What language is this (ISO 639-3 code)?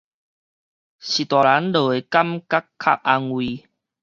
nan